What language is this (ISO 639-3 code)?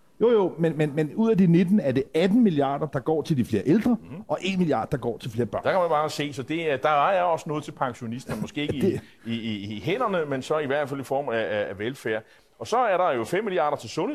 dan